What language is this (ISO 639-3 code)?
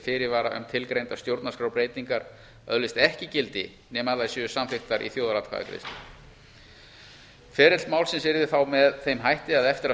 isl